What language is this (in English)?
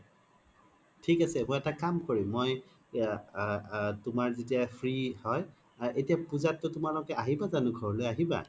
Assamese